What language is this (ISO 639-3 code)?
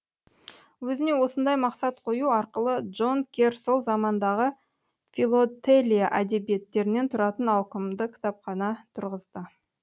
kaz